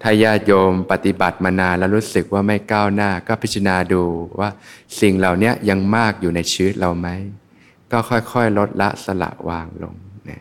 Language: Thai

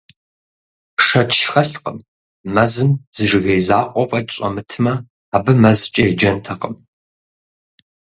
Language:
Kabardian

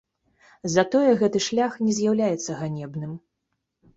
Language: Belarusian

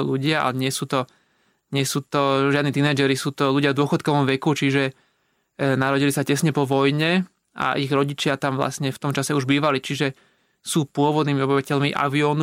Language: Slovak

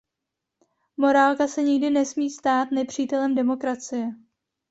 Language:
Czech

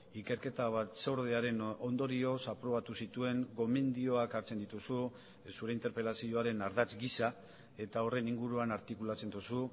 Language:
Basque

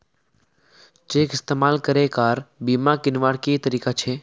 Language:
Magahi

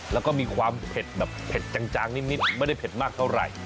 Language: Thai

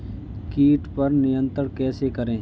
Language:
Hindi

